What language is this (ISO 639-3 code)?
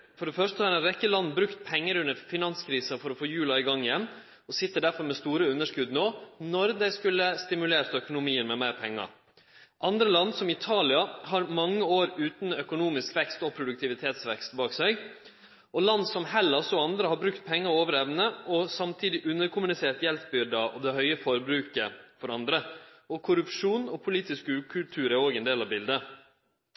nno